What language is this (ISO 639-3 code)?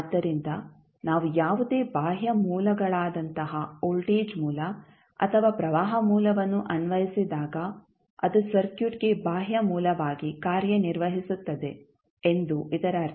kan